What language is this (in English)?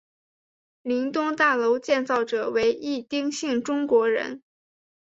Chinese